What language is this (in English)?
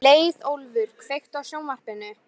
Icelandic